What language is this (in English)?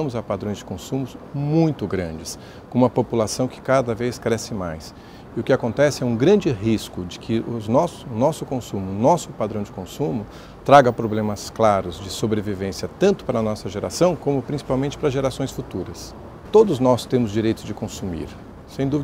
Portuguese